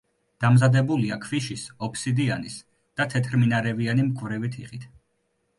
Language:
Georgian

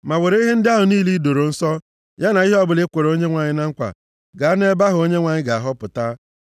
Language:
Igbo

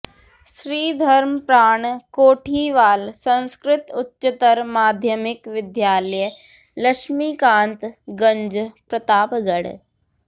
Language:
Sanskrit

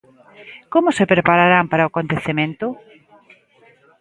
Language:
Galician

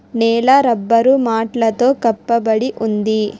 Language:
Telugu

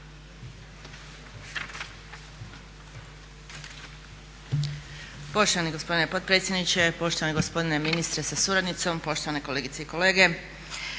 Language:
Croatian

